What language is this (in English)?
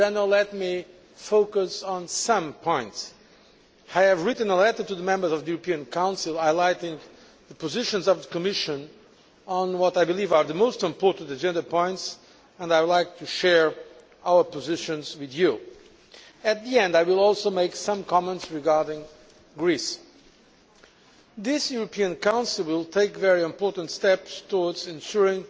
English